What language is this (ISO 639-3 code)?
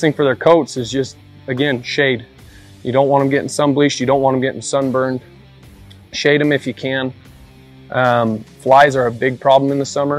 eng